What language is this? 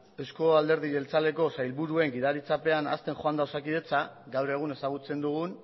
Basque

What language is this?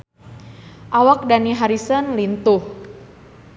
Sundanese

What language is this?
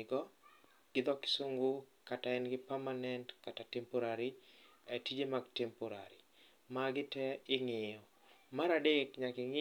Luo (Kenya and Tanzania)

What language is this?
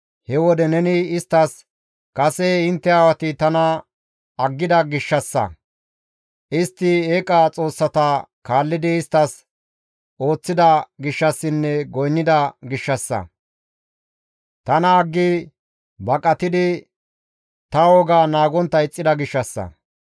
Gamo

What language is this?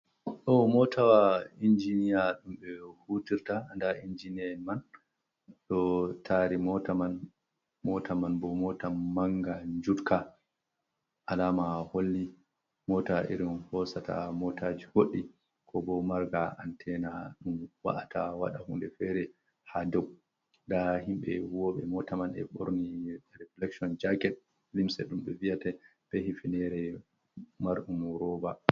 Fula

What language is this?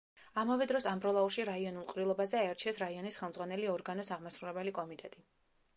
Georgian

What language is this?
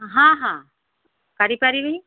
Odia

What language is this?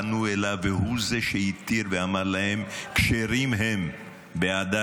Hebrew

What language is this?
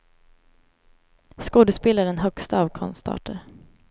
Swedish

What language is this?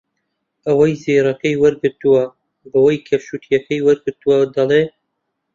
Central Kurdish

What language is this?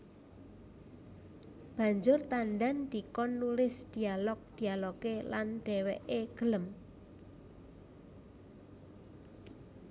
Javanese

